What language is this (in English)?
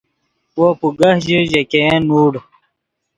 Yidgha